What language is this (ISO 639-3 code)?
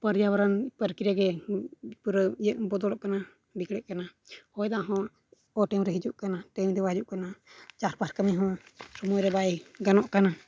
sat